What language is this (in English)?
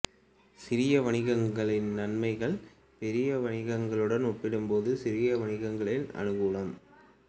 Tamil